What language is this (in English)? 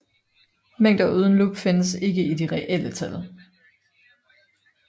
Danish